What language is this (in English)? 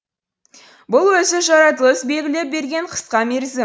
Kazakh